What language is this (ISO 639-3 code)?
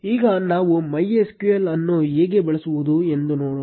kan